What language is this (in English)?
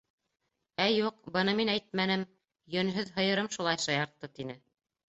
Bashkir